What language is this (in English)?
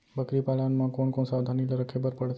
Chhattisgarhi